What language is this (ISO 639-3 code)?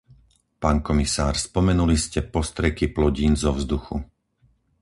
slk